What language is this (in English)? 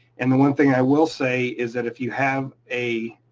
English